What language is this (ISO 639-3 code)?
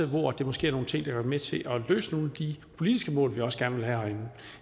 dan